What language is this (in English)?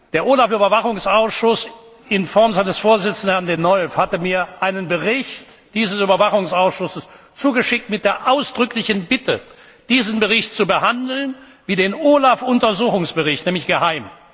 German